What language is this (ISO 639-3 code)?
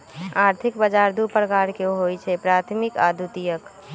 mag